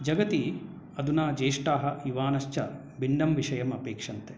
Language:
Sanskrit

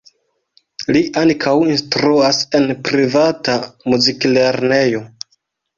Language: Esperanto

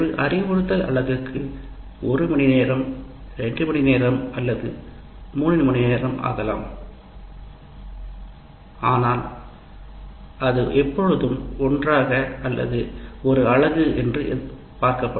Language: Tamil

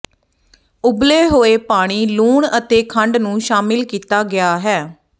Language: Punjabi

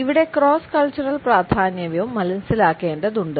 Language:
Malayalam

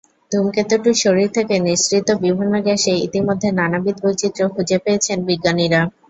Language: Bangla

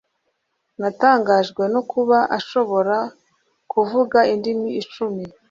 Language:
Kinyarwanda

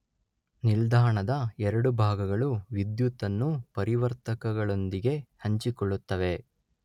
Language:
Kannada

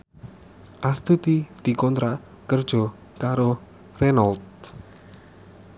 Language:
Javanese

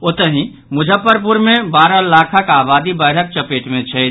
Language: Maithili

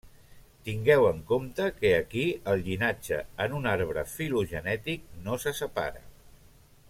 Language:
Catalan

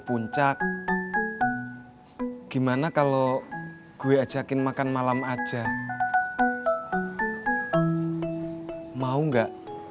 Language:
Indonesian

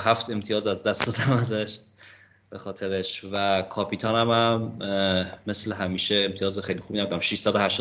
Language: Persian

